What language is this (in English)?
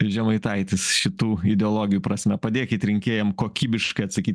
Lithuanian